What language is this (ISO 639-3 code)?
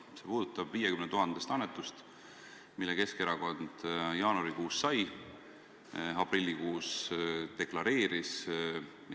est